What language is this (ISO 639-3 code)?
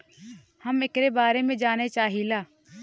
bho